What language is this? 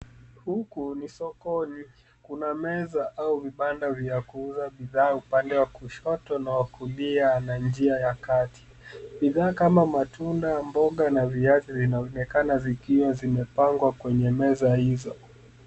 Swahili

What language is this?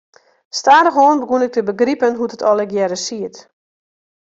Western Frisian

